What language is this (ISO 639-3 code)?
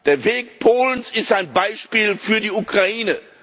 deu